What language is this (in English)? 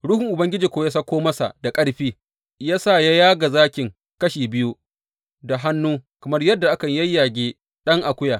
Hausa